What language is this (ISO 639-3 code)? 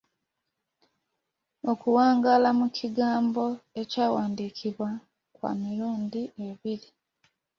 lug